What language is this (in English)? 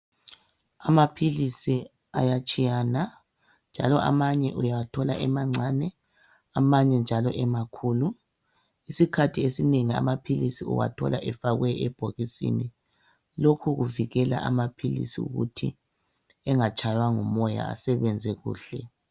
North Ndebele